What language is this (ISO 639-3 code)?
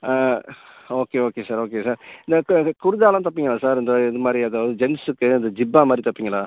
tam